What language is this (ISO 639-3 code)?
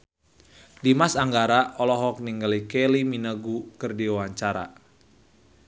sun